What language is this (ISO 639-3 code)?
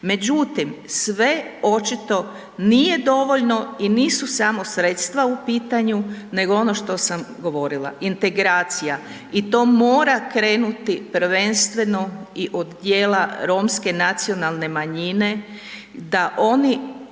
hrv